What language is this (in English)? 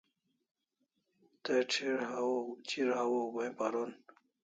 Kalasha